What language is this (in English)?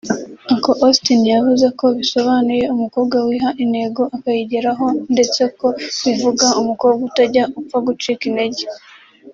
Kinyarwanda